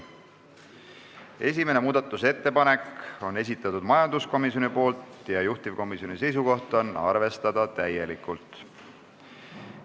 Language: Estonian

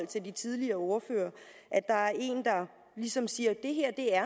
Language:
Danish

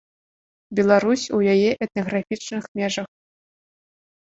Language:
Belarusian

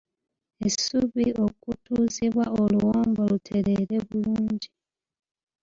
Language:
Ganda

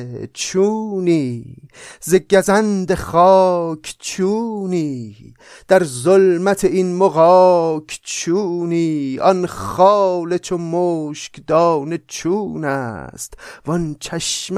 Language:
Persian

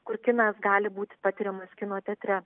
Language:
Lithuanian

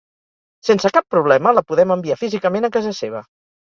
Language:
Catalan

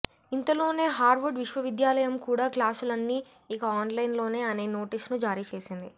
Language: Telugu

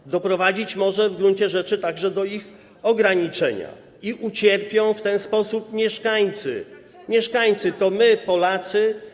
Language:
Polish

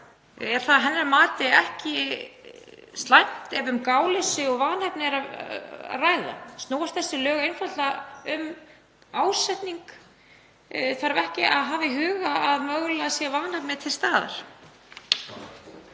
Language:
Icelandic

